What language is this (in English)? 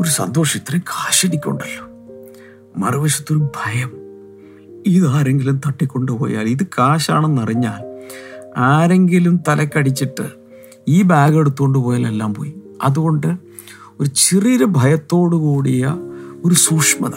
Malayalam